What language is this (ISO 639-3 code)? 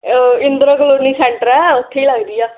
pan